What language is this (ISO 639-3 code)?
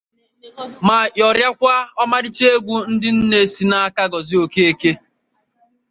ibo